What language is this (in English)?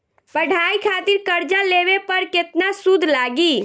Bhojpuri